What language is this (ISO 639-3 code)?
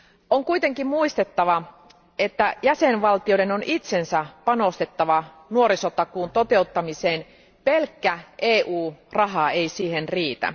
fin